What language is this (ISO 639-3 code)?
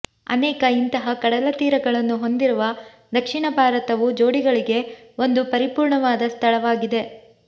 kan